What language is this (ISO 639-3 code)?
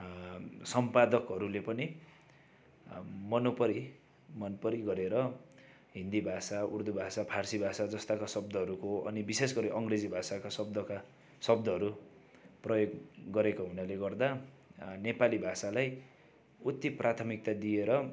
nep